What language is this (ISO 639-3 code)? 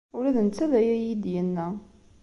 kab